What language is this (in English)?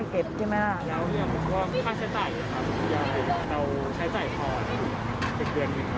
Thai